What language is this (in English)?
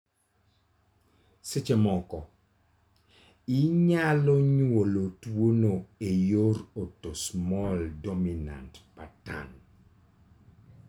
Luo (Kenya and Tanzania)